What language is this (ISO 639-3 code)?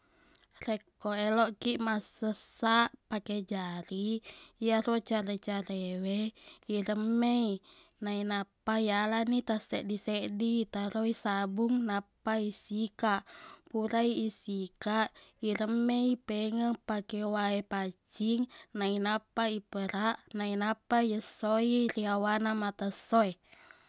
bug